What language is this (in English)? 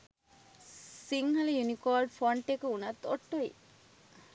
Sinhala